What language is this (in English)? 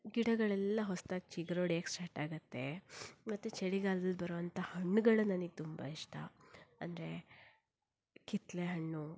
Kannada